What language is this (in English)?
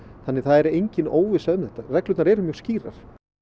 Icelandic